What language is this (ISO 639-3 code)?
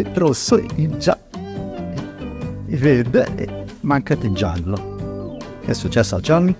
ita